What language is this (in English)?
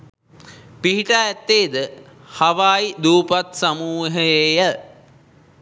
Sinhala